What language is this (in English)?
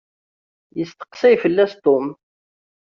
Kabyle